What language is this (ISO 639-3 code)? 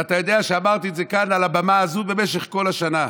heb